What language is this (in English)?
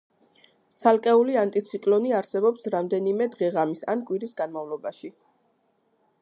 Georgian